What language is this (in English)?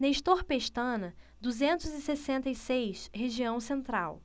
Portuguese